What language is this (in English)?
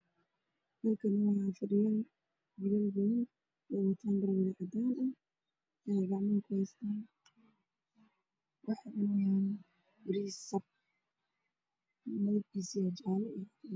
Somali